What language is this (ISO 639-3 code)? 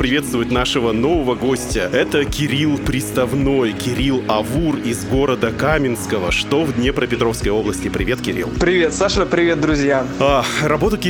rus